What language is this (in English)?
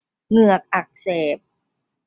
Thai